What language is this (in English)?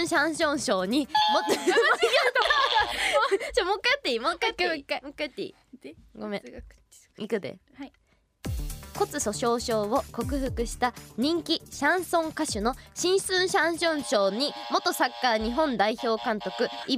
Japanese